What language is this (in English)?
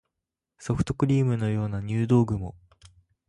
Japanese